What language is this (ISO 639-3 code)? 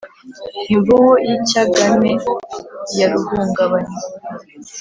kin